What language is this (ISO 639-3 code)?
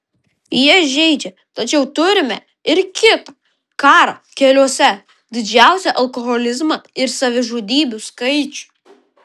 lit